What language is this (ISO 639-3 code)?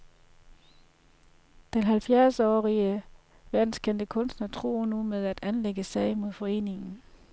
dan